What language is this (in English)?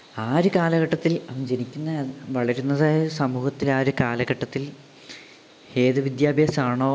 Malayalam